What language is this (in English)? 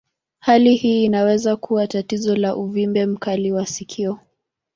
Swahili